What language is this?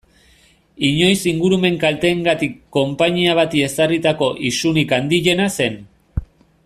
Basque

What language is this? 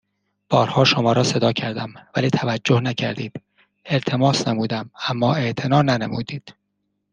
Persian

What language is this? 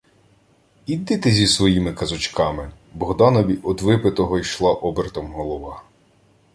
Ukrainian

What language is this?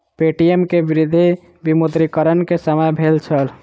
Maithili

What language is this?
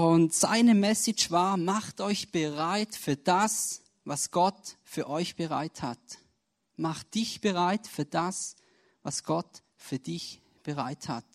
German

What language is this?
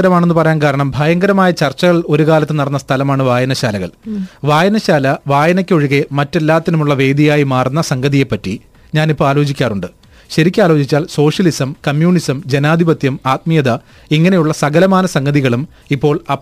Malayalam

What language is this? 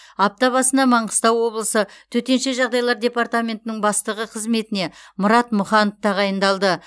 Kazakh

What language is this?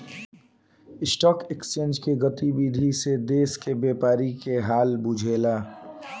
Bhojpuri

